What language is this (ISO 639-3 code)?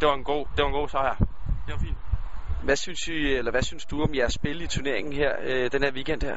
dan